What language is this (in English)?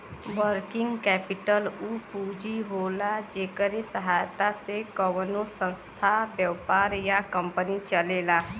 Bhojpuri